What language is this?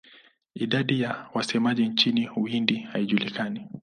Swahili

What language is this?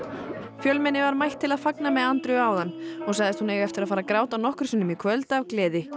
Icelandic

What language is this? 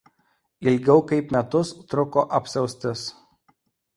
Lithuanian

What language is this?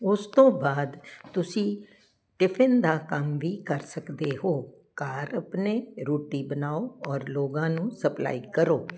Punjabi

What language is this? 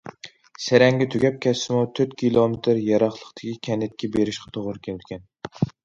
Uyghur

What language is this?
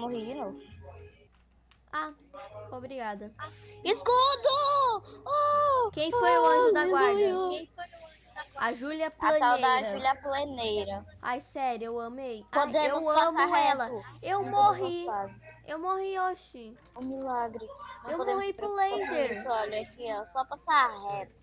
Portuguese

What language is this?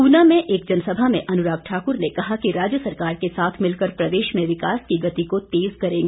Hindi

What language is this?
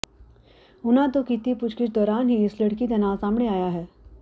Punjabi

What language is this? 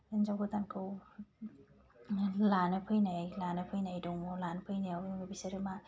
Bodo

